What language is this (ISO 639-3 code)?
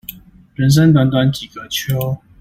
zho